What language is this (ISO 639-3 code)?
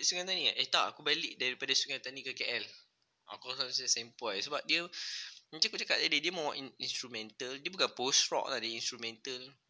msa